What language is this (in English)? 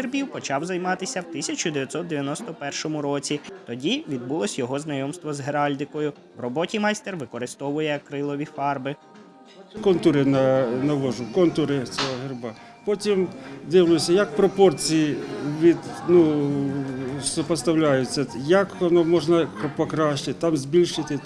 Ukrainian